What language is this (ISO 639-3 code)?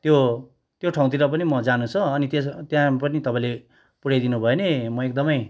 nep